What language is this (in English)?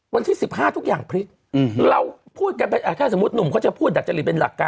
Thai